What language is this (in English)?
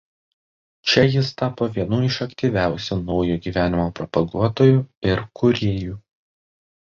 Lithuanian